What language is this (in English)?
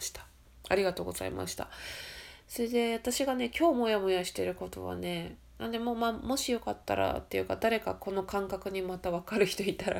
Japanese